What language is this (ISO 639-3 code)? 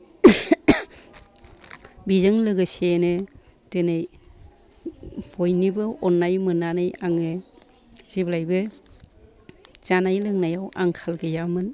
brx